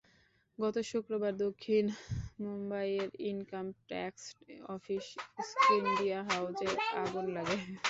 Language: Bangla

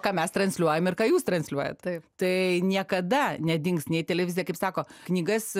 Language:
Lithuanian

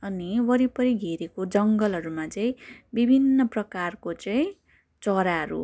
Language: Nepali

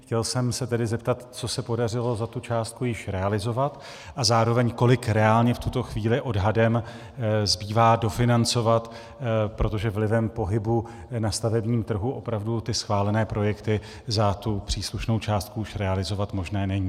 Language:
Czech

